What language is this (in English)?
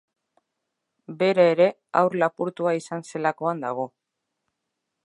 Basque